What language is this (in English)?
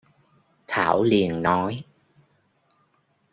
Vietnamese